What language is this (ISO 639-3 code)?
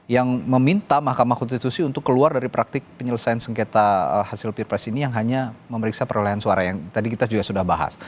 ind